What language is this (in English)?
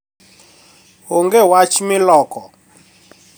Luo (Kenya and Tanzania)